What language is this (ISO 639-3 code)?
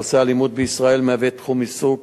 heb